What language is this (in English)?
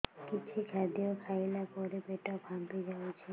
Odia